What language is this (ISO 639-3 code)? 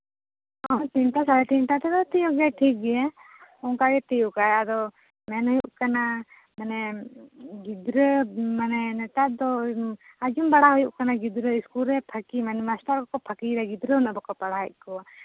sat